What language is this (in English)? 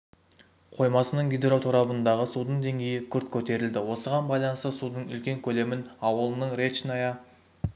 Kazakh